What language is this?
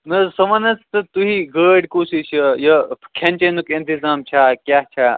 Kashmiri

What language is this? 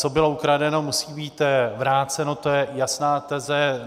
Czech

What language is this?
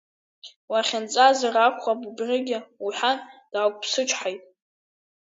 Abkhazian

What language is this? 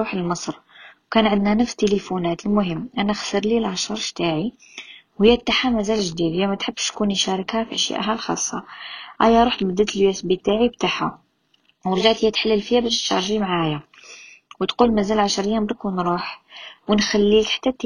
Arabic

